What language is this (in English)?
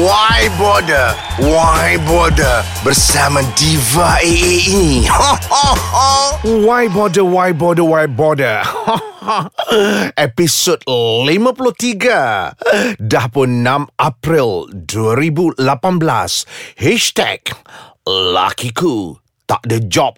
Malay